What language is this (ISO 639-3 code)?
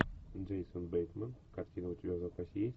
rus